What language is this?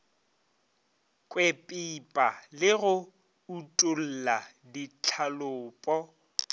Northern Sotho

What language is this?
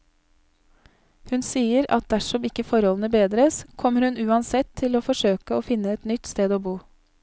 Norwegian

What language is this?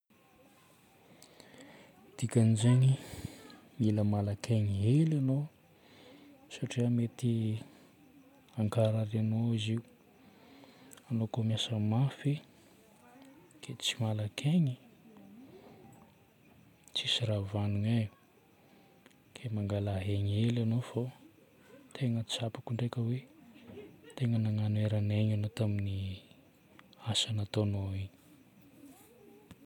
Northern Betsimisaraka Malagasy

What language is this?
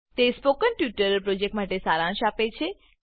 Gujarati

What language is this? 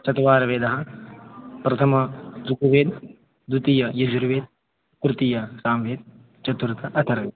Sanskrit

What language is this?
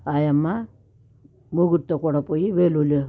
Telugu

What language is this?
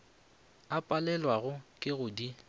Northern Sotho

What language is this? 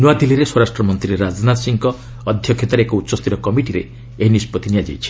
Odia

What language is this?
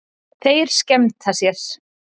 Icelandic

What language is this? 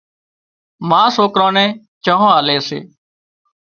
Wadiyara Koli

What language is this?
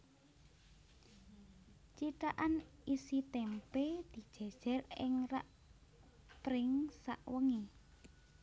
Javanese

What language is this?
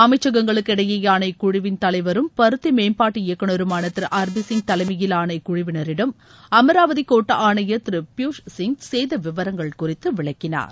Tamil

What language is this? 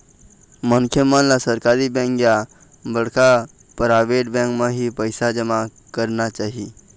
Chhattisgarhi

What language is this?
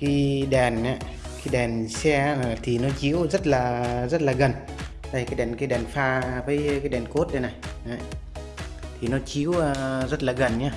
Vietnamese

